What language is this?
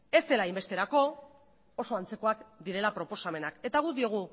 Basque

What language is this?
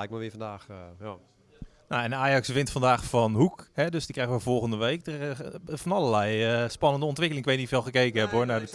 Dutch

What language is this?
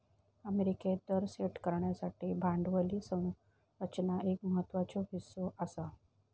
Marathi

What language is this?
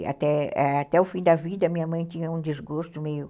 Portuguese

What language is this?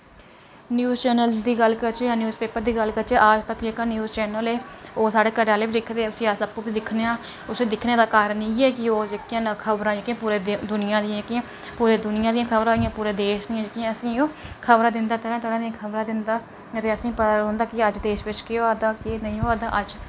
Dogri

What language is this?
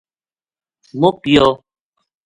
Gujari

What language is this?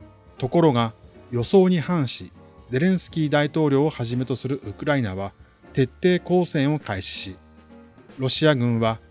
Japanese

